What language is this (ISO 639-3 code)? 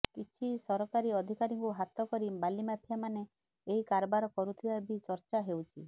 ori